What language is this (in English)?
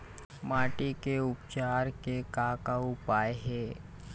Chhattisgarhi